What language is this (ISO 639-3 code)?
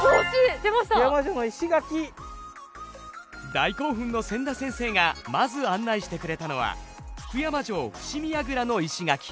jpn